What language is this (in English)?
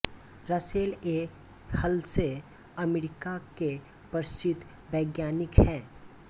Hindi